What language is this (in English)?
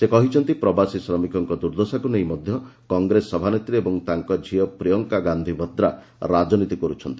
Odia